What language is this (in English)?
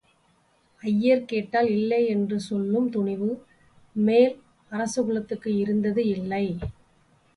Tamil